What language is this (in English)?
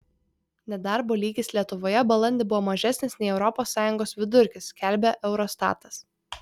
Lithuanian